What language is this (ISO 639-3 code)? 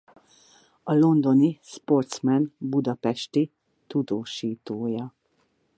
hun